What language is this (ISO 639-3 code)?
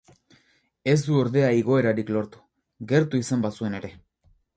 eus